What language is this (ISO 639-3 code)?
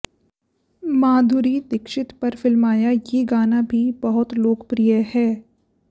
hin